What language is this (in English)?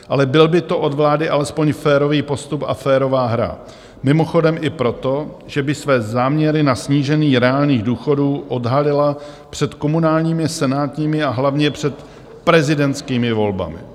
Czech